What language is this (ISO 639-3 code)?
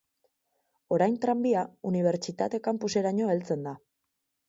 eus